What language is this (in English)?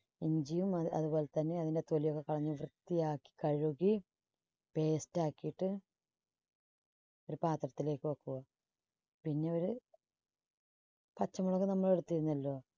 Malayalam